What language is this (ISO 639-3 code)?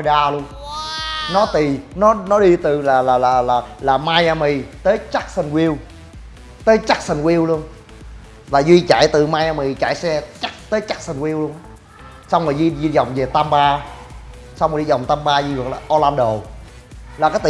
vie